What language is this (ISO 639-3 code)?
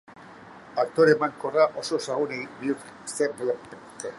eus